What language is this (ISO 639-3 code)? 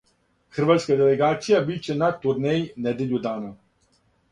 srp